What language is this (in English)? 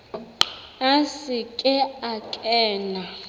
Southern Sotho